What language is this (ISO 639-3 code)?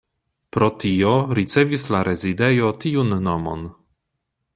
epo